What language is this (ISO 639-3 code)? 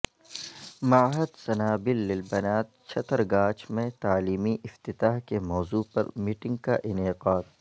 urd